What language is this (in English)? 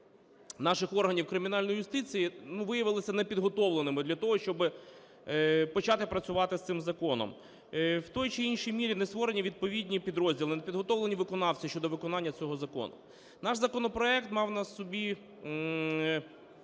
Ukrainian